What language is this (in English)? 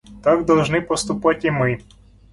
Russian